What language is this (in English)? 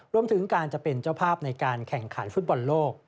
Thai